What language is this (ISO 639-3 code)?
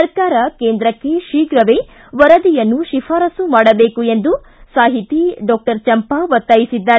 kan